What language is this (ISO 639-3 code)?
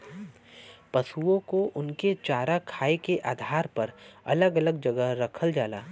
bho